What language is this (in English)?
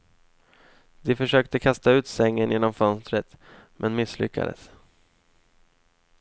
Swedish